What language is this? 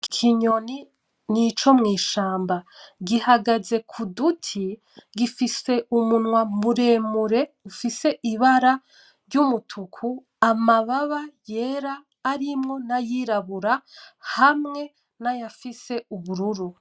Rundi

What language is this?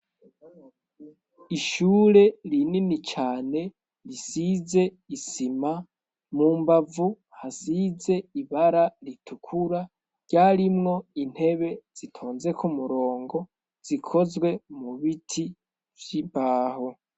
Rundi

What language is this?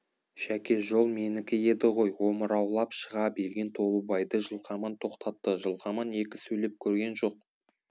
Kazakh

